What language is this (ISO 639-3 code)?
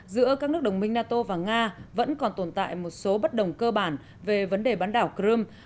vie